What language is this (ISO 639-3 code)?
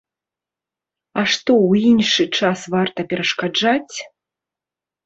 bel